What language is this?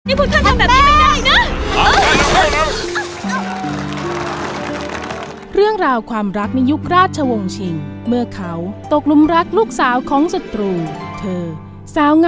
Thai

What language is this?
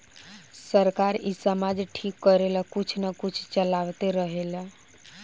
Bhojpuri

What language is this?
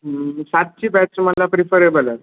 Marathi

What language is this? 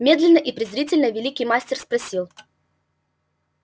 Russian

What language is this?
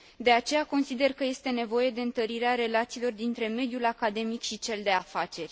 Romanian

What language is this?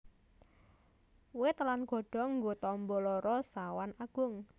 Javanese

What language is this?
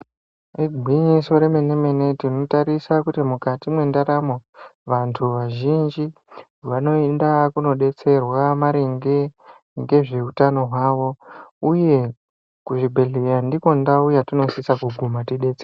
Ndau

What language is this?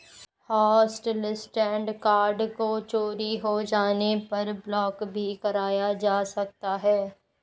Hindi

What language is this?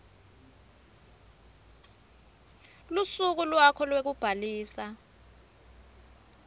Swati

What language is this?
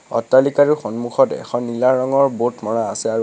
Assamese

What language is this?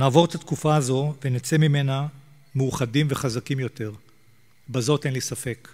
Hebrew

